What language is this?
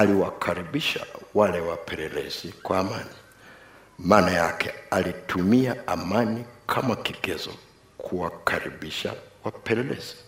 Swahili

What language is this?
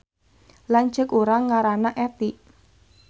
Sundanese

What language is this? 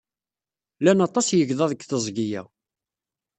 Kabyle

